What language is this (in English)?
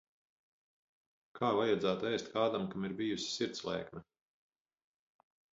Latvian